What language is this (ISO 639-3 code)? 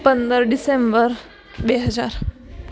guj